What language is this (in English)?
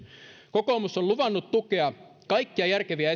Finnish